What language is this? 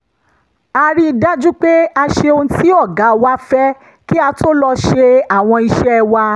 Yoruba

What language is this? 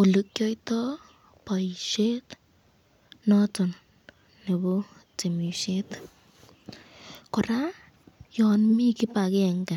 Kalenjin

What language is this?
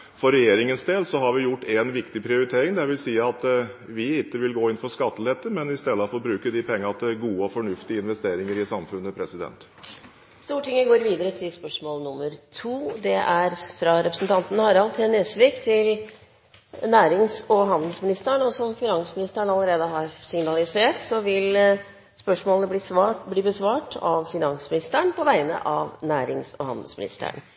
Norwegian Bokmål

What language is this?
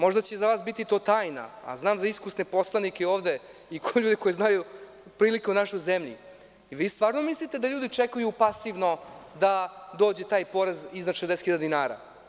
Serbian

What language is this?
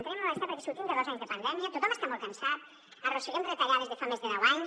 Catalan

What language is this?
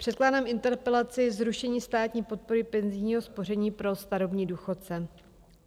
Czech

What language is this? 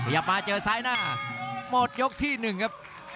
Thai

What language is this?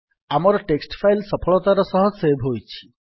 Odia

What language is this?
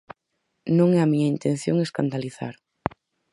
Galician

